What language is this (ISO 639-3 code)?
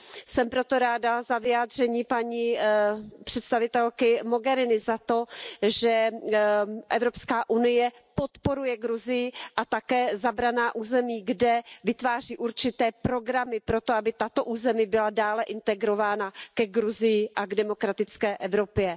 ces